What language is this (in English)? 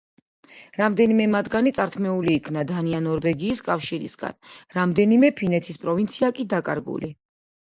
Georgian